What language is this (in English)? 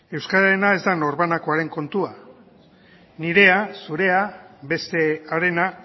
Basque